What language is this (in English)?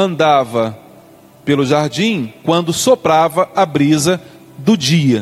Portuguese